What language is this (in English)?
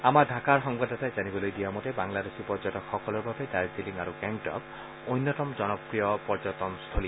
Assamese